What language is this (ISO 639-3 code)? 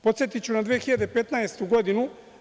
srp